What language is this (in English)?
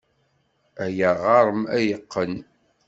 Kabyle